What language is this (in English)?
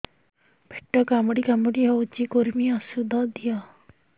Odia